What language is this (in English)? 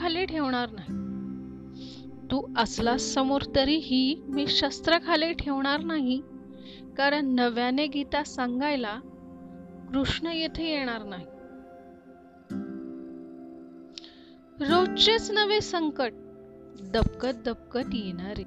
Marathi